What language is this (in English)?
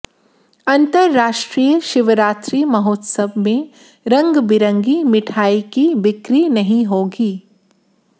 Hindi